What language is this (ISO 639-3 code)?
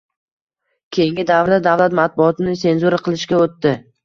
uzb